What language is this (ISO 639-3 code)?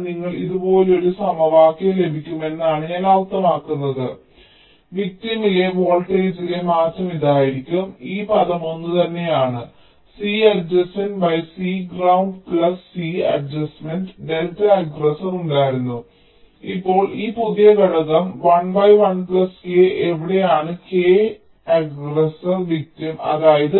mal